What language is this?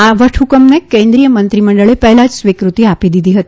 Gujarati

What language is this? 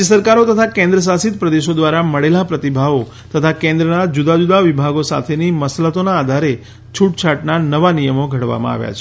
Gujarati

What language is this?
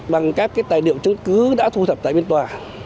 Vietnamese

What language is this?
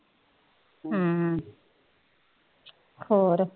Punjabi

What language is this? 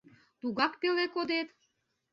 Mari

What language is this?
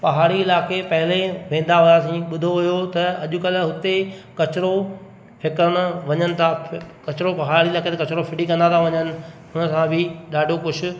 Sindhi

